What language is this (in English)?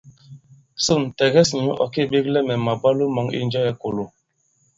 Bankon